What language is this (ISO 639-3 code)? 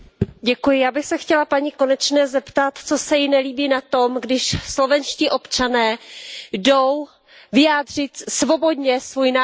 ces